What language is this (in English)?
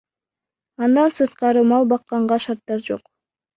Kyrgyz